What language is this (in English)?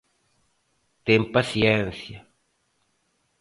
Galician